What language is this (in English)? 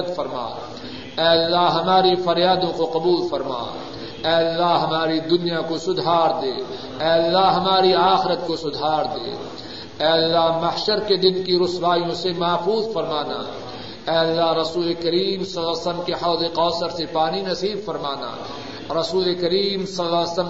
Urdu